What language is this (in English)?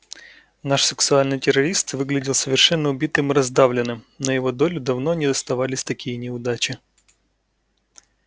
Russian